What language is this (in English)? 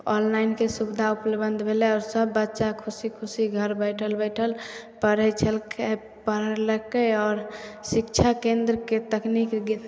Maithili